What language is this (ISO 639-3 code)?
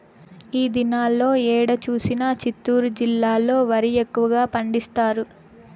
tel